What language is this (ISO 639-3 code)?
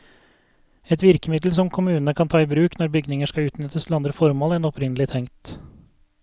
nor